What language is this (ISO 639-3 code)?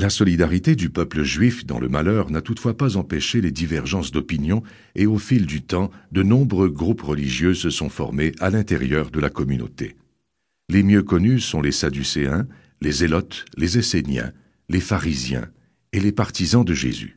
fra